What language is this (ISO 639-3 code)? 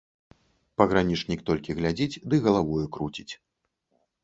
bel